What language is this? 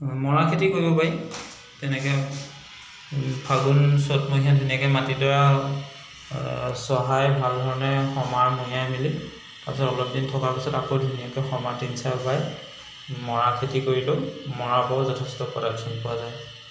Assamese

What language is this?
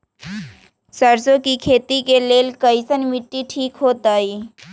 Magahi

